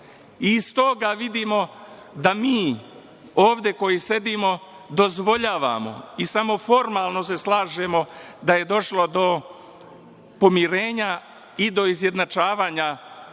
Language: Serbian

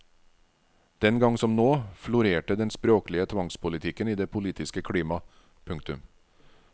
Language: Norwegian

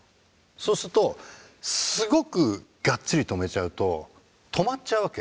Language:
Japanese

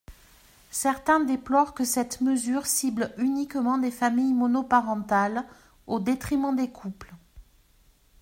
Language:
French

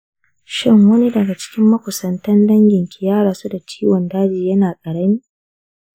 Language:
Hausa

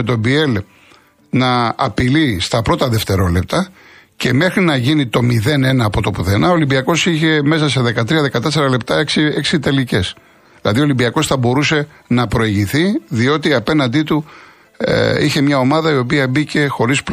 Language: Greek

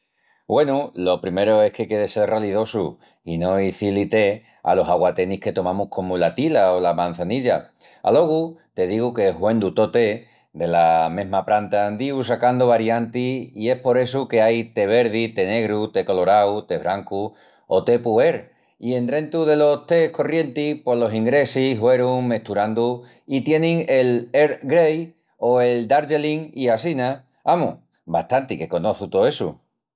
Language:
Extremaduran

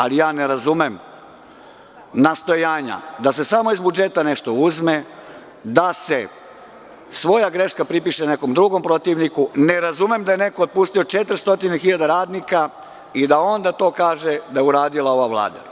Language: Serbian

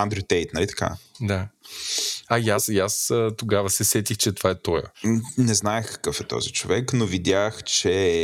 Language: Bulgarian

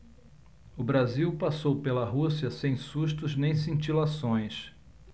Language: Portuguese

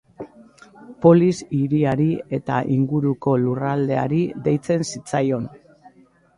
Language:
Basque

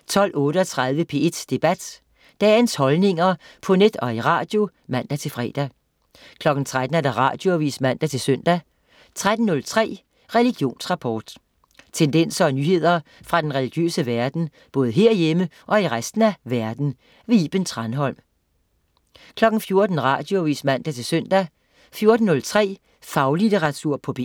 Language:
Danish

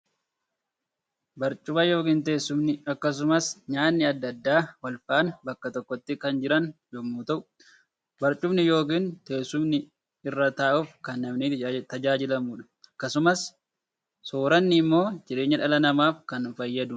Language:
Oromo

